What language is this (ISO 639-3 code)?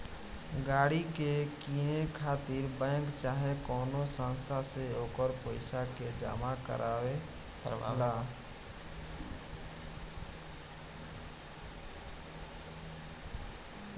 bho